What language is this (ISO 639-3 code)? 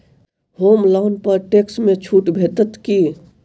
mai